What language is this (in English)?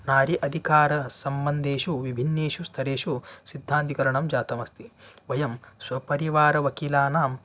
Sanskrit